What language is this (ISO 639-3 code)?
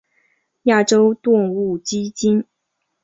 zho